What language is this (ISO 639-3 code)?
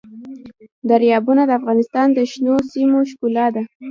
pus